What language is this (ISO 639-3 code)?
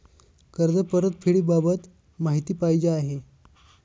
mar